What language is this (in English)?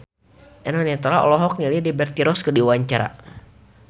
Sundanese